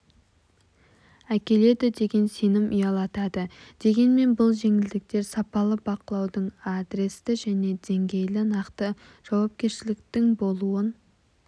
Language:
Kazakh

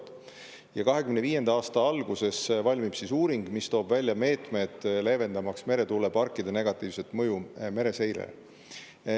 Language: Estonian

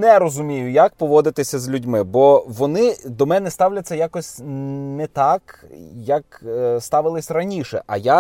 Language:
Ukrainian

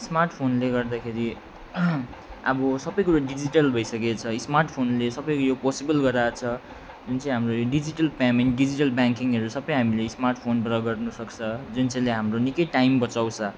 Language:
Nepali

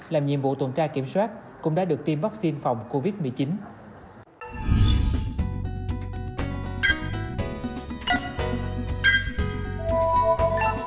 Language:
Vietnamese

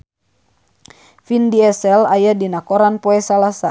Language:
Sundanese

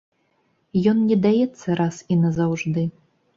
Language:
Belarusian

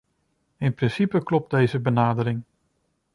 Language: Dutch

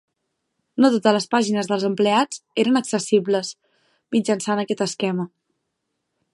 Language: Catalan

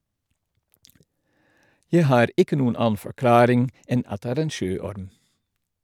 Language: Norwegian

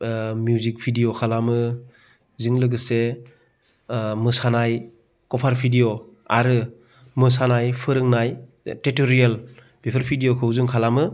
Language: Bodo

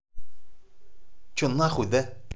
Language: Russian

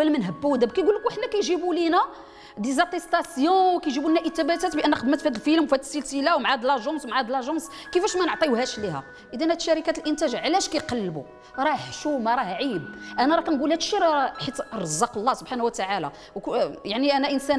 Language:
Arabic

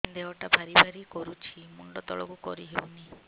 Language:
Odia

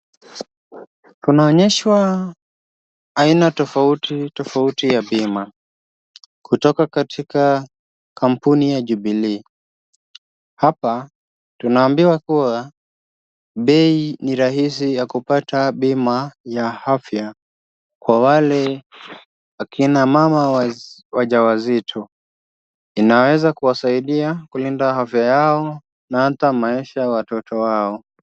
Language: Swahili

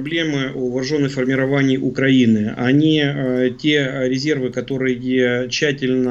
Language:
Russian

